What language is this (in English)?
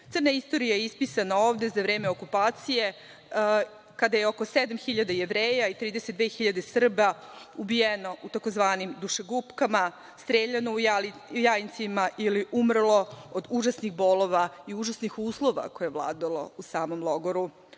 Serbian